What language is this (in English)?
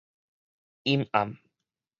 Min Nan Chinese